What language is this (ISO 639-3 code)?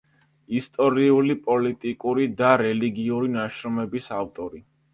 kat